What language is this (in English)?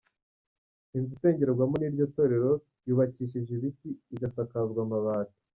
Kinyarwanda